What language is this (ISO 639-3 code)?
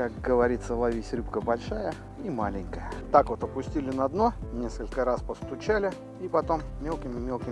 rus